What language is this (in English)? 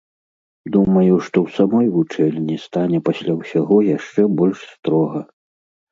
Belarusian